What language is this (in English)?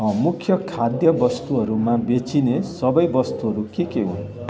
Nepali